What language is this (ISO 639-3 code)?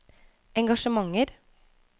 nor